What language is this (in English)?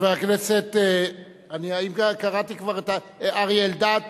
Hebrew